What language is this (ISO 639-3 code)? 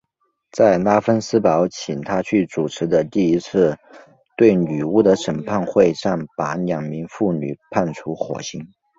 zho